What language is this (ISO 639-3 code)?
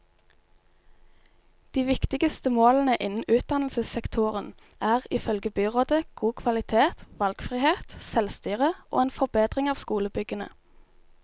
nor